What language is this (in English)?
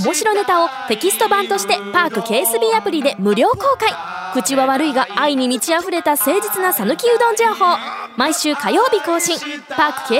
Japanese